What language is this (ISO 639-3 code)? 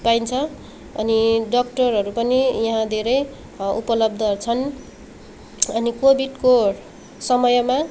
nep